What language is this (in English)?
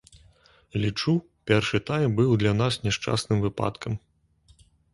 Belarusian